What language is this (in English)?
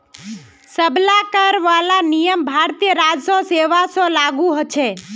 Magahi